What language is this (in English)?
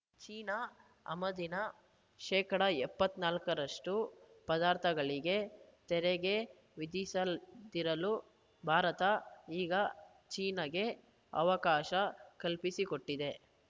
Kannada